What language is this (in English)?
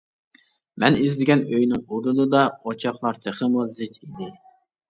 Uyghur